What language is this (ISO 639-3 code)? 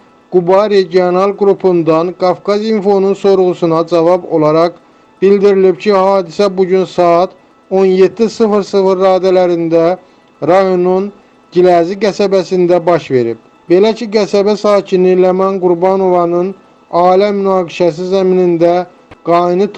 tur